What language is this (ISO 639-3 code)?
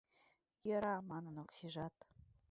chm